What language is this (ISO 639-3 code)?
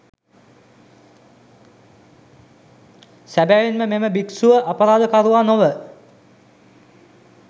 sin